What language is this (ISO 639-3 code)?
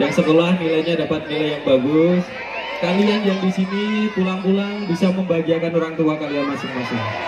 ind